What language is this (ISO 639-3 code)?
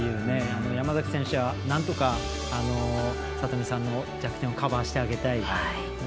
jpn